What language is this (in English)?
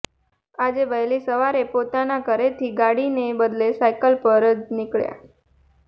Gujarati